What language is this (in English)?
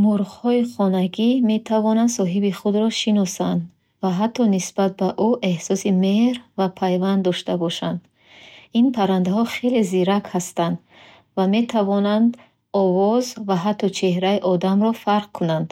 Bukharic